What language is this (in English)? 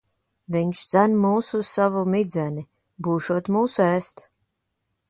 Latvian